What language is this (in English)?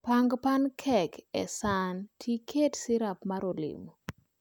Luo (Kenya and Tanzania)